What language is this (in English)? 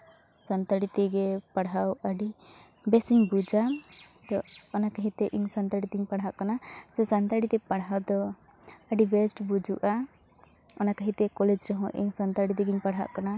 Santali